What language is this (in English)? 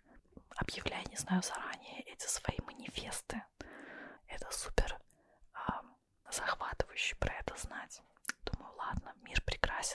Russian